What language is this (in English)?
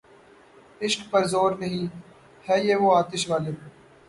Urdu